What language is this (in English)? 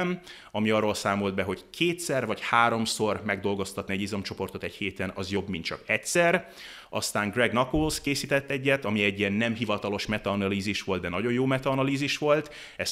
Hungarian